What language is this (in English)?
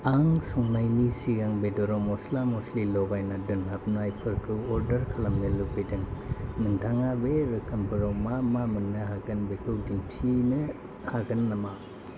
Bodo